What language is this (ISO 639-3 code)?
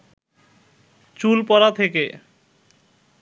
ben